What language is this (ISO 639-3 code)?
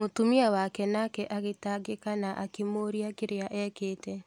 kik